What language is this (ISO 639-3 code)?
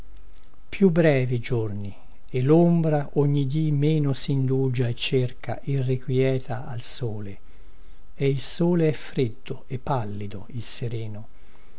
ita